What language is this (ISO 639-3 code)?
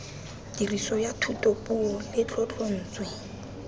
tsn